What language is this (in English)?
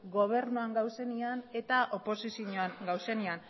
Basque